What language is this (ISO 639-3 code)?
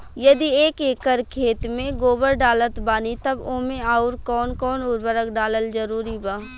bho